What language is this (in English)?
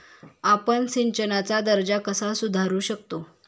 Marathi